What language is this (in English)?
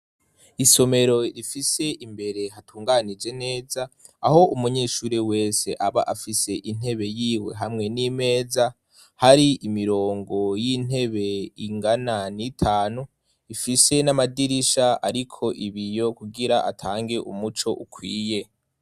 Rundi